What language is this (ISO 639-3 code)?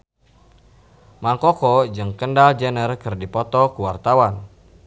sun